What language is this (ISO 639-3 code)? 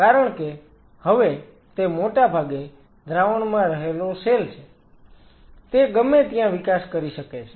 guj